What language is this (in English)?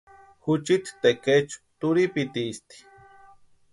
Western Highland Purepecha